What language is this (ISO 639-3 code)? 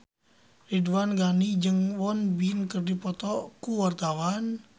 sun